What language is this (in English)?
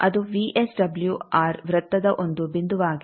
Kannada